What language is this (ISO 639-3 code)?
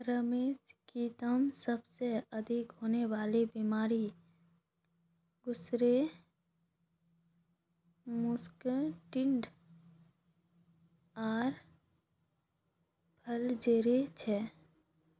mag